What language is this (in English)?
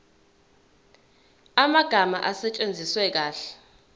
Zulu